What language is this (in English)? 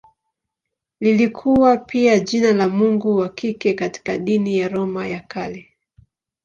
Swahili